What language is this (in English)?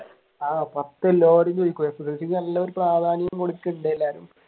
Malayalam